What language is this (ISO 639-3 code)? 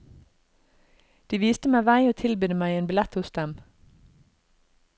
nor